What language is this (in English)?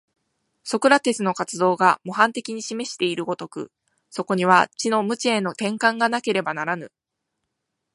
Japanese